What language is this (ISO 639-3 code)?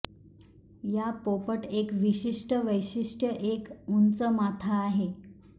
mar